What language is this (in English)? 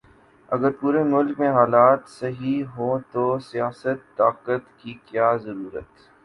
Urdu